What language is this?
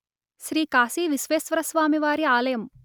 Telugu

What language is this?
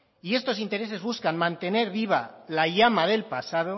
Spanish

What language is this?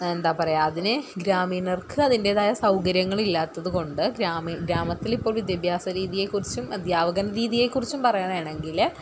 Malayalam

